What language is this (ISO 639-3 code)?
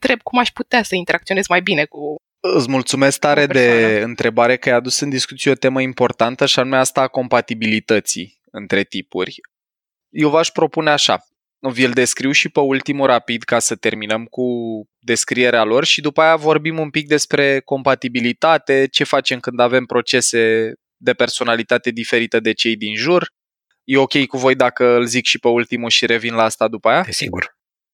ron